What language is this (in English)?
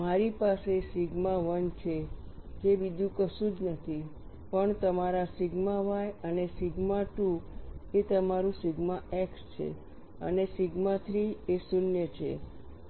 Gujarati